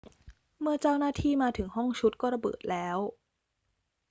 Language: Thai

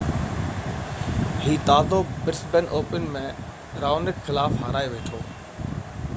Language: Sindhi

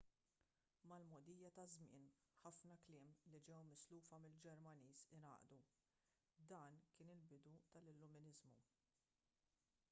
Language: Maltese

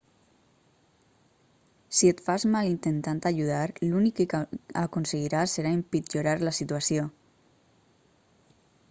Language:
Catalan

